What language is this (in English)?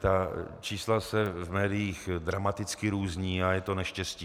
Czech